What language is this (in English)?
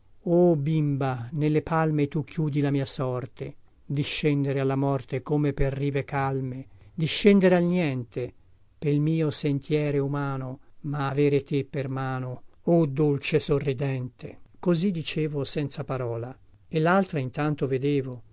Italian